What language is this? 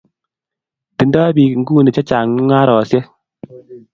Kalenjin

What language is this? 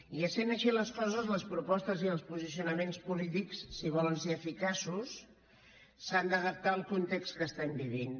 Catalan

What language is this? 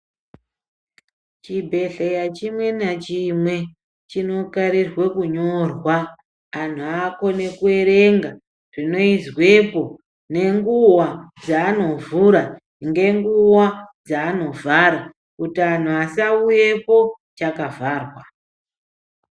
Ndau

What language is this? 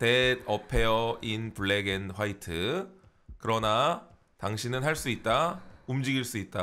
Korean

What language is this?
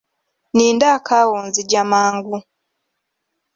Ganda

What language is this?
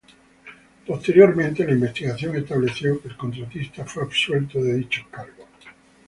Spanish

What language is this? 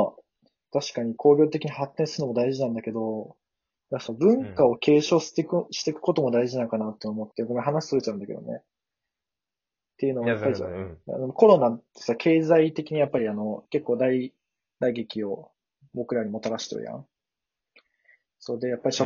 Japanese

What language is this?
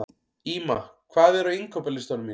Icelandic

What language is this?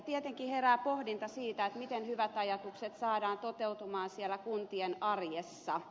Finnish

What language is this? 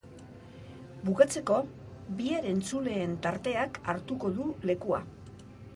Basque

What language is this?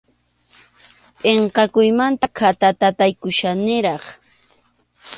Arequipa-La Unión Quechua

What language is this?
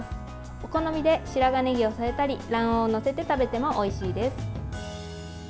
Japanese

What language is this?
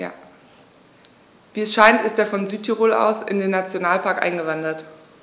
German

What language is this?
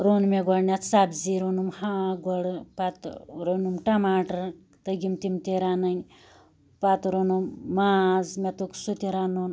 Kashmiri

